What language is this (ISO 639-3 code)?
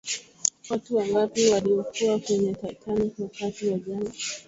swa